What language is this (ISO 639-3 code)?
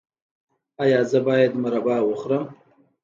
pus